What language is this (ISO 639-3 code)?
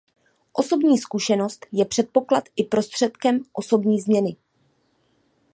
ces